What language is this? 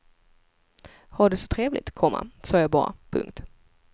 Swedish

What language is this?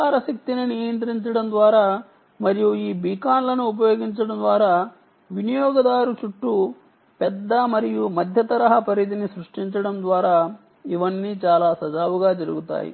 Telugu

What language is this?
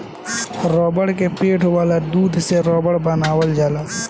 Bhojpuri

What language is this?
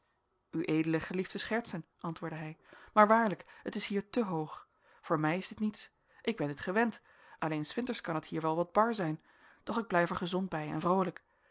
Dutch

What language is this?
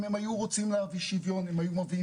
Hebrew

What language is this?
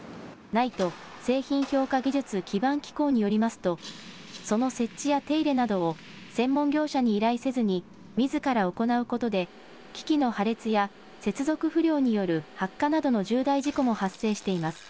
Japanese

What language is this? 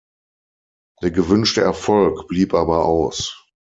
German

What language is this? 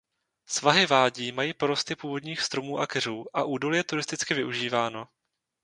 Czech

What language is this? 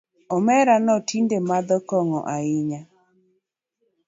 Luo (Kenya and Tanzania)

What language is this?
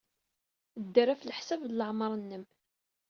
Kabyle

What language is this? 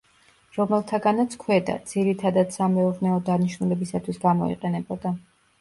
Georgian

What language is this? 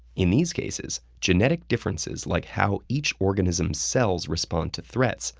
English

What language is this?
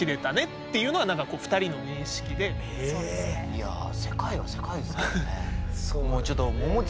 Japanese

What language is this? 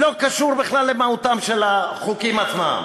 Hebrew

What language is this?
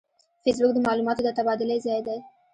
Pashto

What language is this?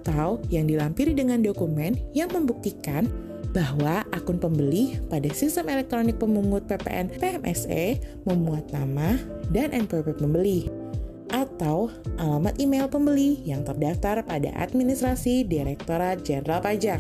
Indonesian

